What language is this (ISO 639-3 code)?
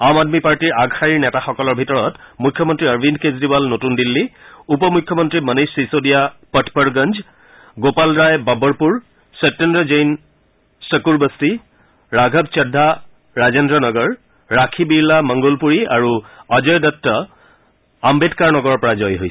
asm